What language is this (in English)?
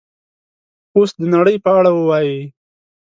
Pashto